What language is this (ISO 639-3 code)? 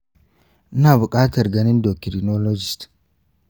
hau